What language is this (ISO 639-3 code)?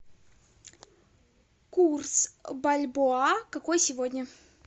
rus